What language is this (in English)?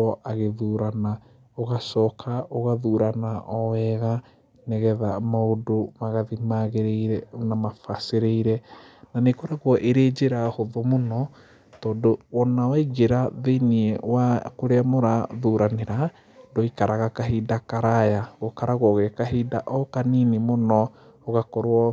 Kikuyu